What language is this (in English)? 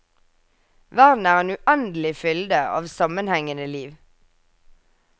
Norwegian